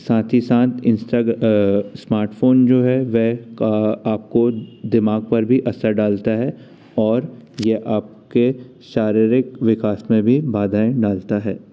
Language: Hindi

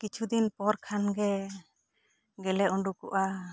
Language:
Santali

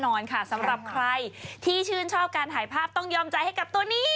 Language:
Thai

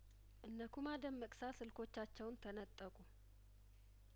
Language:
Amharic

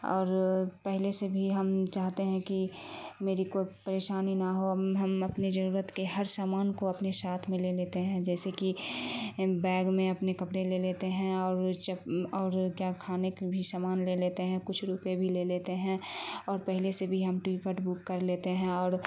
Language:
Urdu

